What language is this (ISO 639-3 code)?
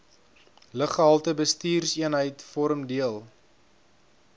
afr